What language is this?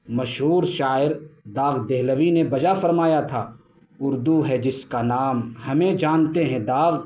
Urdu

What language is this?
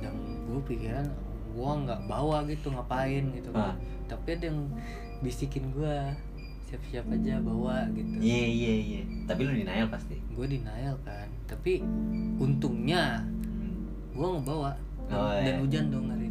Indonesian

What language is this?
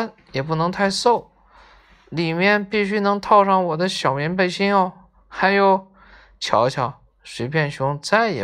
Chinese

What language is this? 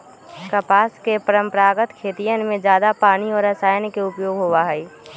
Magahi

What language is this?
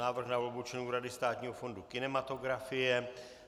Czech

